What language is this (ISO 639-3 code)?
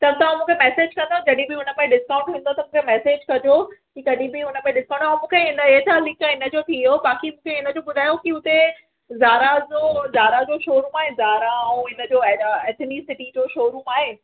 snd